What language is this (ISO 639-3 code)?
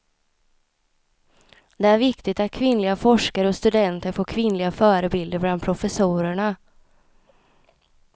swe